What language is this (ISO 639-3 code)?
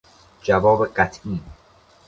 fas